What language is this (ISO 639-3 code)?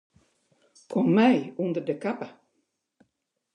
fry